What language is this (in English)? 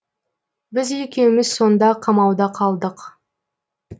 Kazakh